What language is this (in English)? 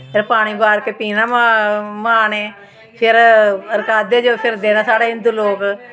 Dogri